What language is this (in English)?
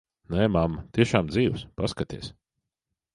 Latvian